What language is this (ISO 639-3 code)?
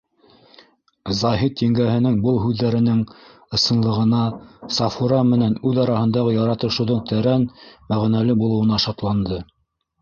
bak